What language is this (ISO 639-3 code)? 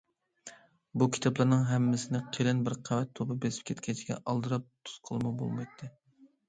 uig